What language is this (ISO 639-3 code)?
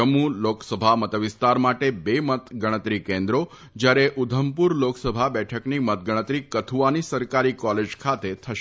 guj